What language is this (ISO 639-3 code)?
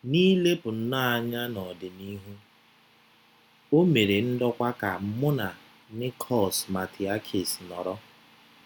ibo